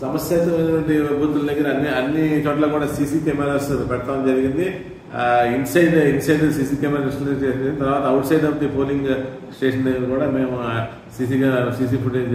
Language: Telugu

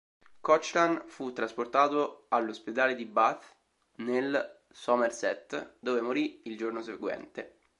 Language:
Italian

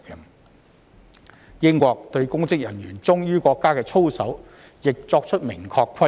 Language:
Cantonese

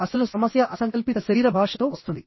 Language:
Telugu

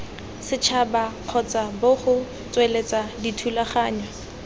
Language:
Tswana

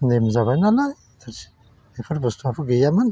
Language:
Bodo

